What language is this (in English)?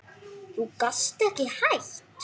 Icelandic